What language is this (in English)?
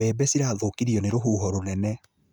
Kikuyu